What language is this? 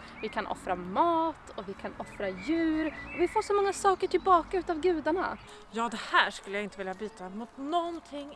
Swedish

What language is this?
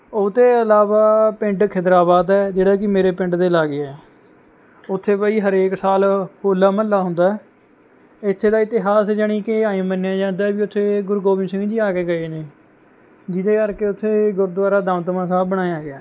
Punjabi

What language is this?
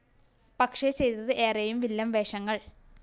Malayalam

